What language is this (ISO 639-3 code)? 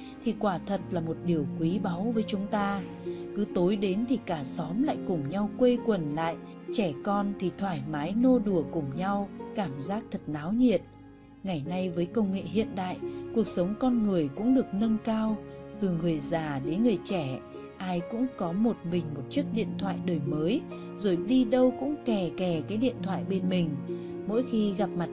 vie